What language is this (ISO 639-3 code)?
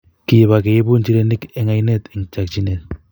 kln